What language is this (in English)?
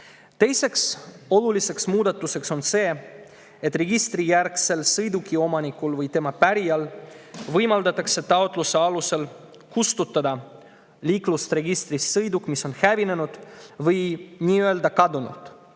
Estonian